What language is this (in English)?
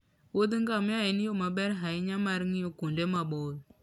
Luo (Kenya and Tanzania)